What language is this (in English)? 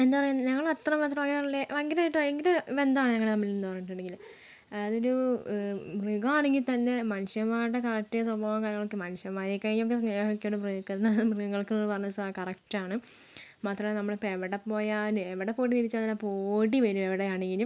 Malayalam